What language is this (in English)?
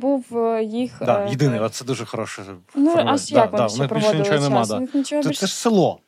Ukrainian